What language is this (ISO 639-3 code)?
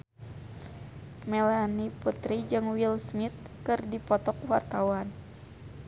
sun